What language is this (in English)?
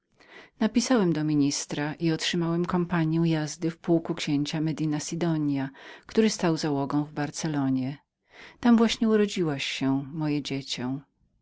Polish